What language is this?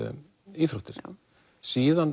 Icelandic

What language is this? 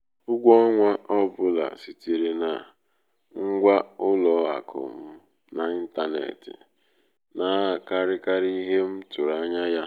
Igbo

